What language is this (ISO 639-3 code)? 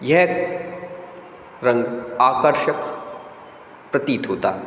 hin